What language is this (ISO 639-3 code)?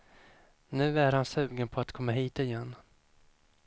swe